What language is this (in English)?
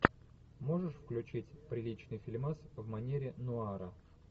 Russian